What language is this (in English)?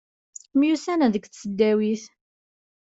Kabyle